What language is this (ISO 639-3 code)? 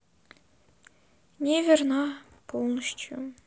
rus